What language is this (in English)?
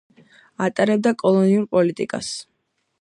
Georgian